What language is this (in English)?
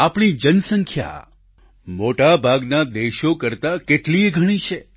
Gujarati